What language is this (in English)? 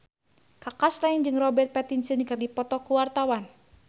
Sundanese